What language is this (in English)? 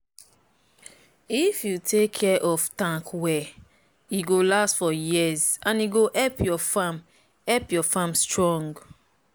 Nigerian Pidgin